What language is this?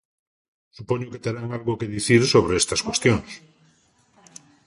Galician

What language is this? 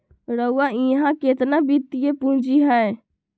Magahi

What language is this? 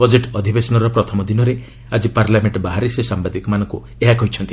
Odia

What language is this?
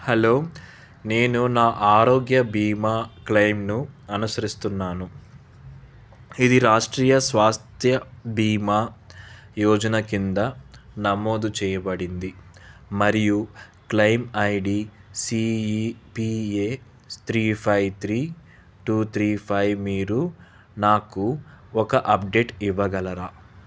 Telugu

